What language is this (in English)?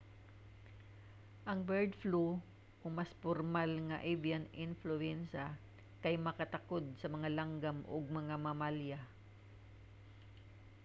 Cebuano